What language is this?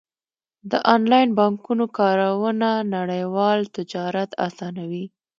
Pashto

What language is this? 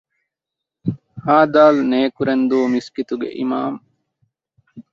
Divehi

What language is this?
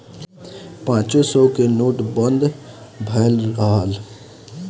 Bhojpuri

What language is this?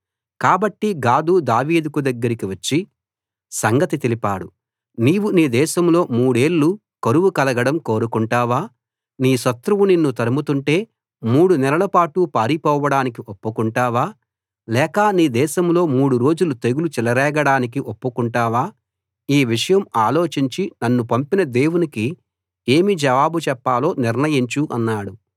Telugu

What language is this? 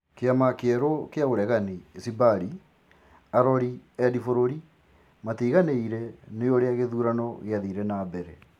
Kikuyu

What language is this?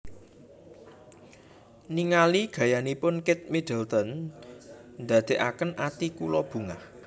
Javanese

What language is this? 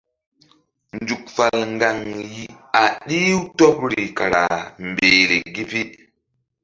Mbum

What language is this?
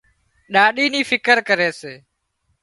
Wadiyara Koli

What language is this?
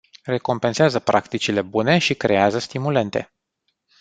Romanian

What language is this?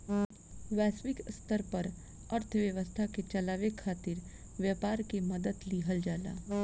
Bhojpuri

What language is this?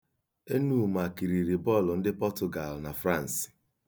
Igbo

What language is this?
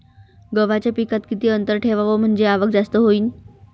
Marathi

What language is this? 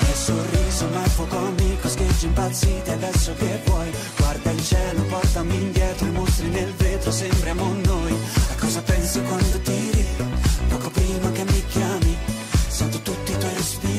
Italian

